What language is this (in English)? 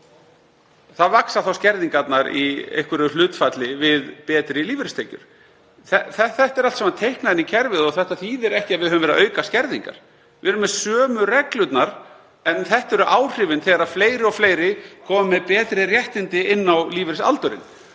Icelandic